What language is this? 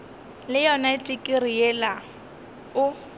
Northern Sotho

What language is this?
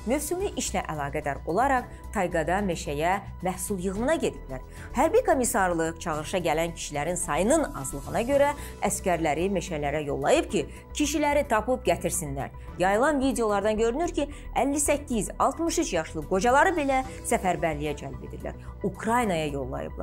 Turkish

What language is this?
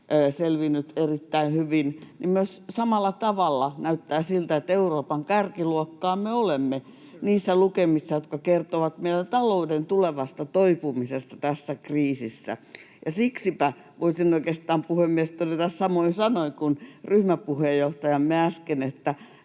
Finnish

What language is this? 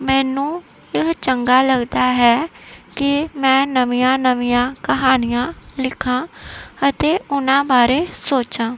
Punjabi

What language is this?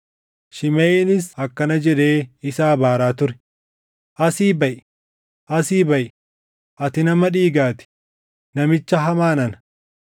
Oromo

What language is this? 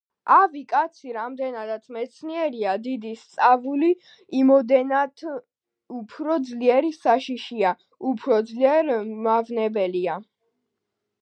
Georgian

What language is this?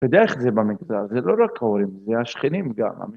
Hebrew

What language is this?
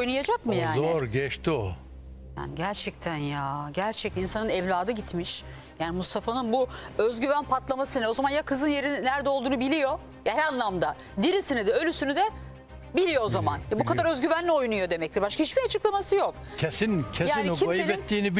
Turkish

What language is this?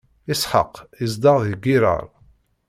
Kabyle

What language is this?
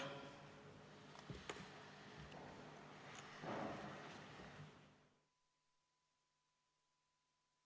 Estonian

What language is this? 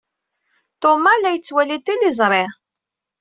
Kabyle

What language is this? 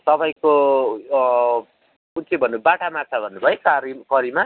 Nepali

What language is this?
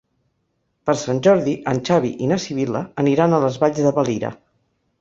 Catalan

